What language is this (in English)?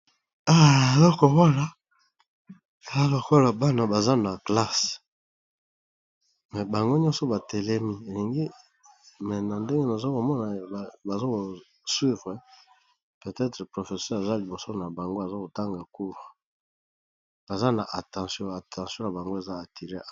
Lingala